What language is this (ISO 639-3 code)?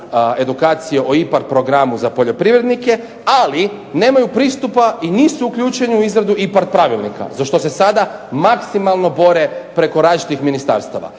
hrv